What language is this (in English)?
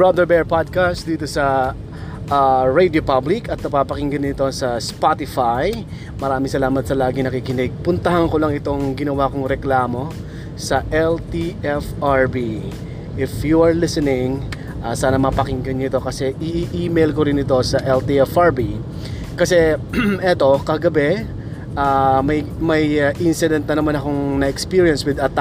Filipino